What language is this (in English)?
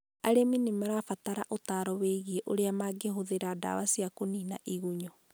Kikuyu